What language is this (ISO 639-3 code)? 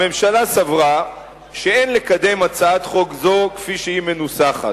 heb